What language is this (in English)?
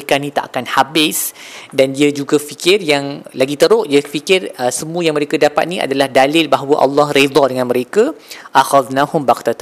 Malay